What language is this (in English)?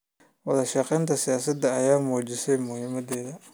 Somali